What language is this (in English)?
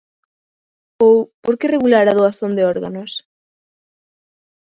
Galician